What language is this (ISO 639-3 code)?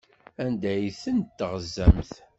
kab